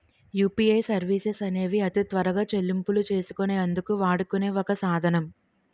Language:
Telugu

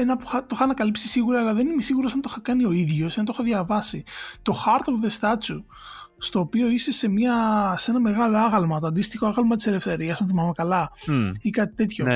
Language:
Greek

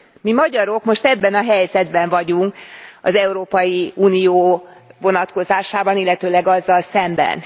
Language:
Hungarian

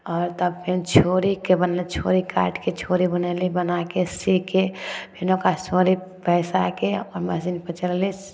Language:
Maithili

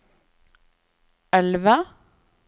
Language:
Norwegian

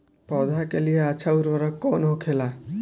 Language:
Bhojpuri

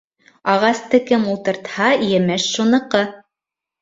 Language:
Bashkir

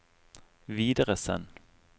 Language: Norwegian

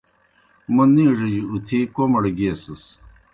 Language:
Kohistani Shina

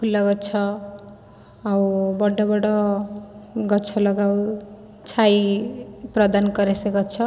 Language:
Odia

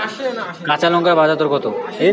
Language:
Bangla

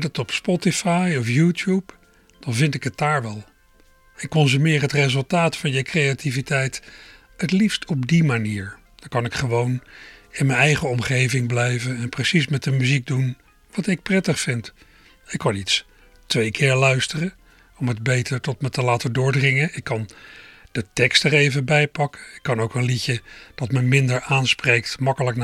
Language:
Dutch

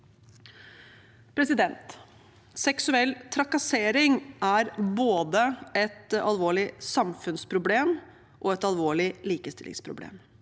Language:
Norwegian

